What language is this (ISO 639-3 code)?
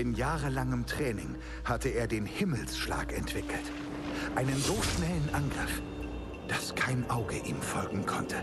deu